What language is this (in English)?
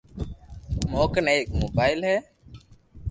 Loarki